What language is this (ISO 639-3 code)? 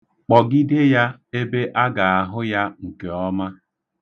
ibo